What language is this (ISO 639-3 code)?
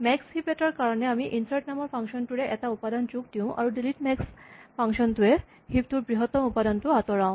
asm